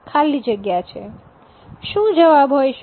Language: Gujarati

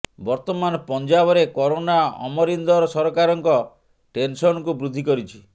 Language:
Odia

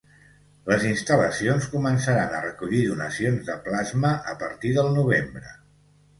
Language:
Catalan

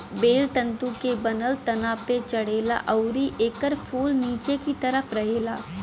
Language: Bhojpuri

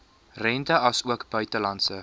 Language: Afrikaans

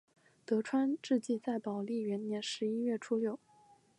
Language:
Chinese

